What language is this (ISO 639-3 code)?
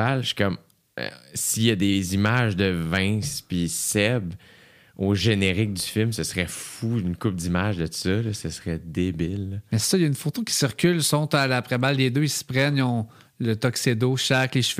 fra